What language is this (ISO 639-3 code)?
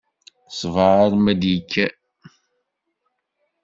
kab